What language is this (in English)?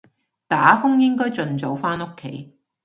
Cantonese